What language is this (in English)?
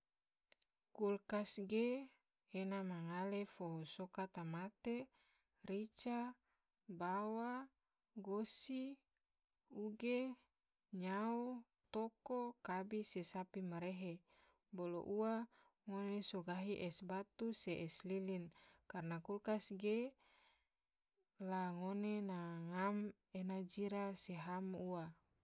Tidore